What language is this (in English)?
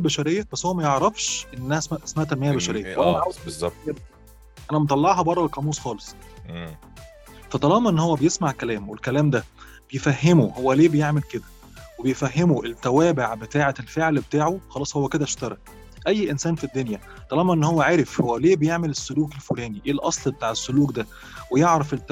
Arabic